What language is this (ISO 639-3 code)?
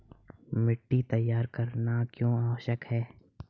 hin